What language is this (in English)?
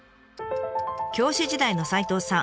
Japanese